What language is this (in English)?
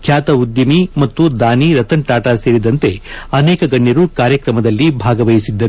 Kannada